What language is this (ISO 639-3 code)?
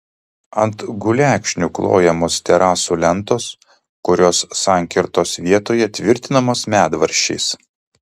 lit